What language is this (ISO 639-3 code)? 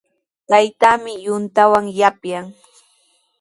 qws